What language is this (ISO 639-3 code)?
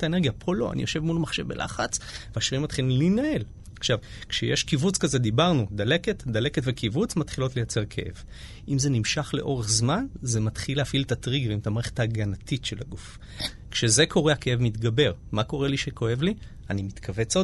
heb